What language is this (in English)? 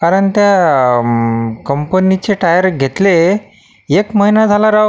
Marathi